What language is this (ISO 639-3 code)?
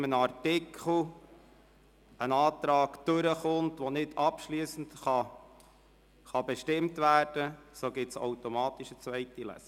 gsw